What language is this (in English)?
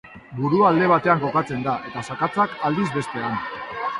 Basque